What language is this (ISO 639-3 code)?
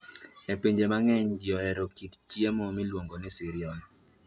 luo